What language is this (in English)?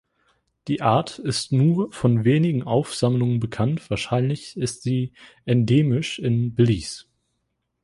German